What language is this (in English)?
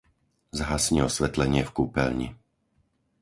Slovak